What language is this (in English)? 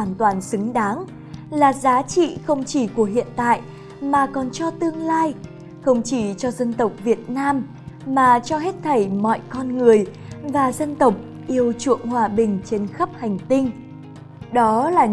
Vietnamese